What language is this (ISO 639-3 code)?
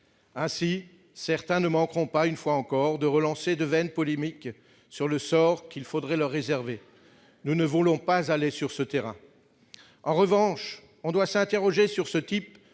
fra